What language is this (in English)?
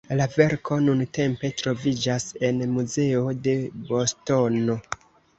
Esperanto